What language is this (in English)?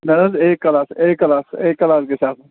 Kashmiri